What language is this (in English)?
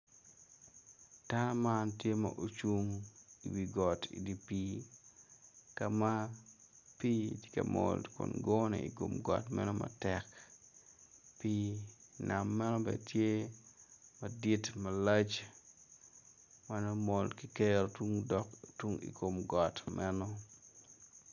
Acoli